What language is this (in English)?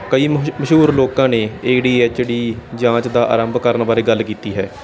Punjabi